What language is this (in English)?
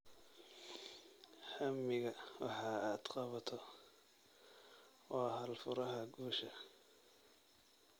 Somali